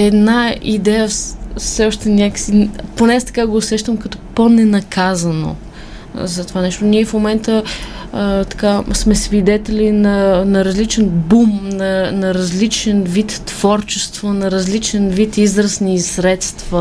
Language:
Bulgarian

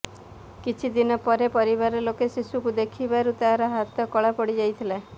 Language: Odia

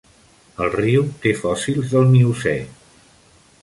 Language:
Catalan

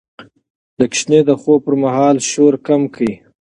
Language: Pashto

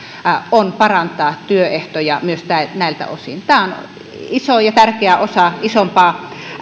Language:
Finnish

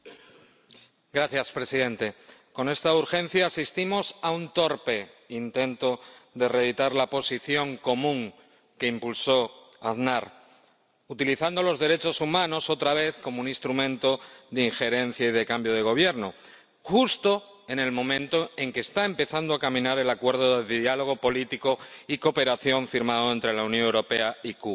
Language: Spanish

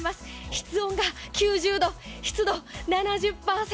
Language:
Japanese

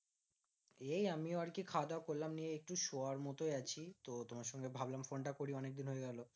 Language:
Bangla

